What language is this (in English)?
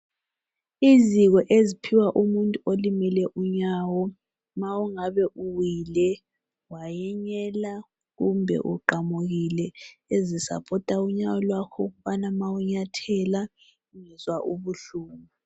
North Ndebele